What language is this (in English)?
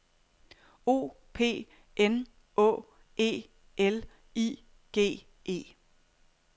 Danish